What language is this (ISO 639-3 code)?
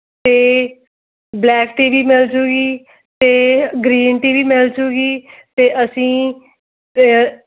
pan